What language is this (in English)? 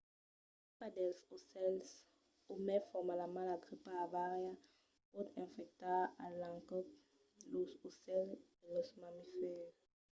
Occitan